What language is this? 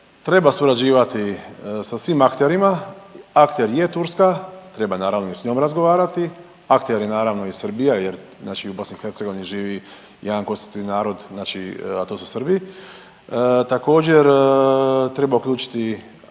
Croatian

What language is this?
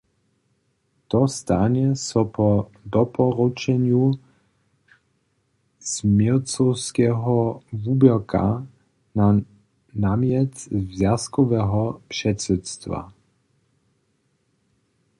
Upper Sorbian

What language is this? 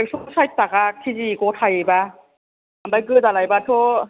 Bodo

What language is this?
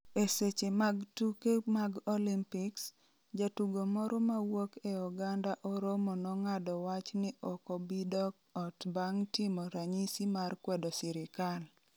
Luo (Kenya and Tanzania)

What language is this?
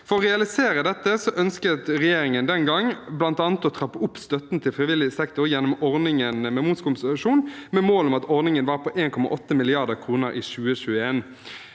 Norwegian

